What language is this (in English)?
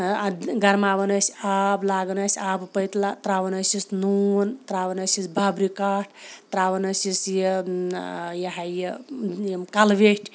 Kashmiri